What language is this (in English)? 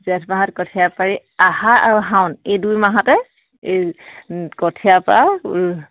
Assamese